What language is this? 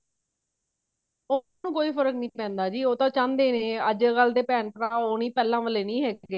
Punjabi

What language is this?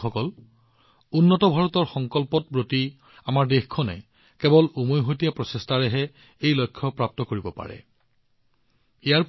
Assamese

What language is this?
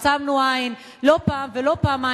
Hebrew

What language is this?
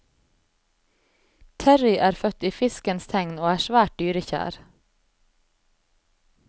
Norwegian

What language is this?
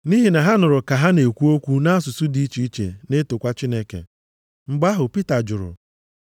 Igbo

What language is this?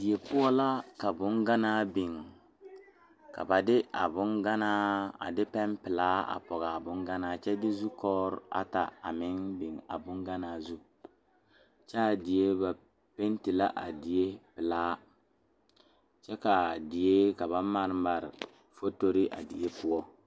Southern Dagaare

